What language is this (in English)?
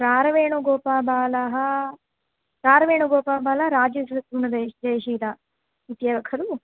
Sanskrit